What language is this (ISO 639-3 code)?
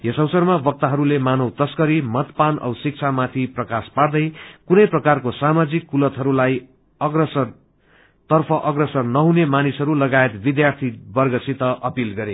nep